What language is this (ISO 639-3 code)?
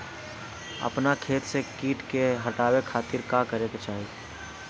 bho